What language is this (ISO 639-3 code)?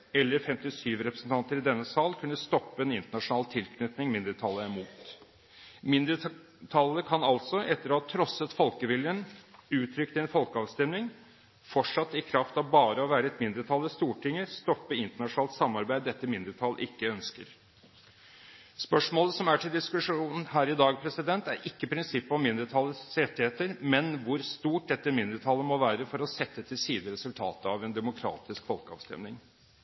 nob